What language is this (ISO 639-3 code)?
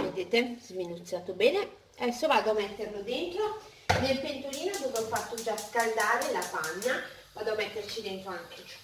ita